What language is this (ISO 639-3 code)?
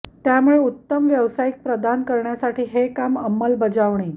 mar